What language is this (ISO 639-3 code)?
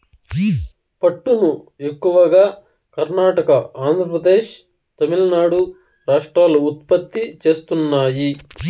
tel